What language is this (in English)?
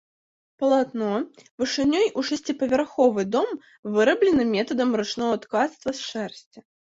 Belarusian